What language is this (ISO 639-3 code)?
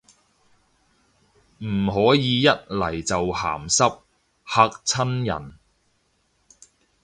yue